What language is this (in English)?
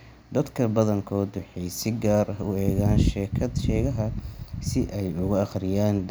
Somali